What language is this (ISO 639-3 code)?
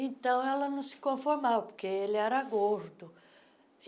por